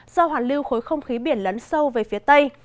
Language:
Vietnamese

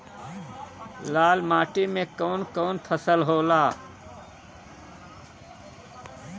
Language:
Bhojpuri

